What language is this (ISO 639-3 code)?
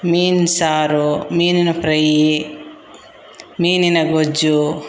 kan